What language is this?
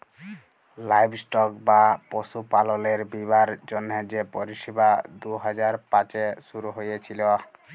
Bangla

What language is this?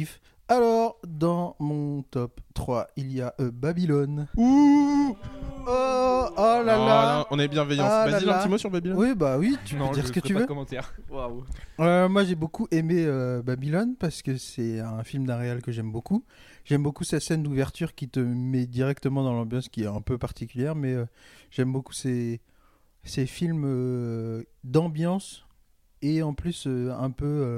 French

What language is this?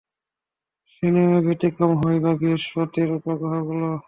Bangla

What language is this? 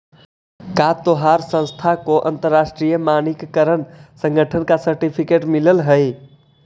Magahi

